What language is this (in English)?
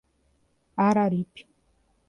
Portuguese